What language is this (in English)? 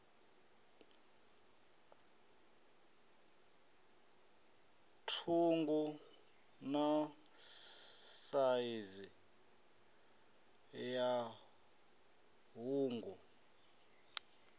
Venda